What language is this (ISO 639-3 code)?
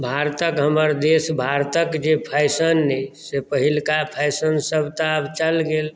mai